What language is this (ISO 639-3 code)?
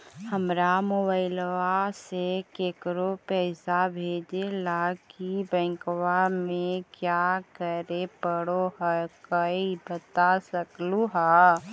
mag